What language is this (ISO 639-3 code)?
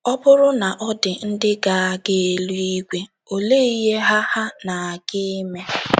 ibo